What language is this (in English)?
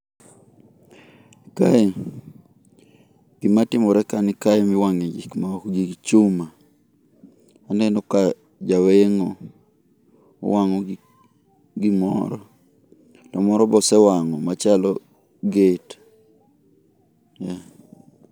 Luo (Kenya and Tanzania)